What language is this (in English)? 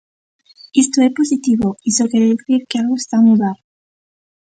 Galician